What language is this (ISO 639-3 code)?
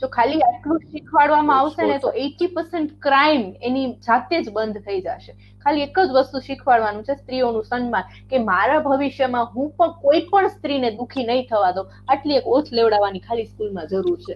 guj